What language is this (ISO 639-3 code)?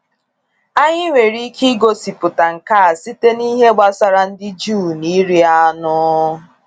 ibo